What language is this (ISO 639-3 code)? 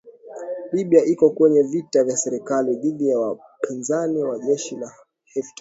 swa